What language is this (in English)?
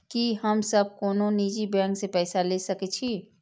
Maithili